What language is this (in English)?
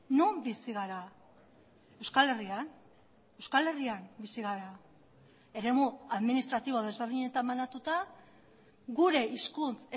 Basque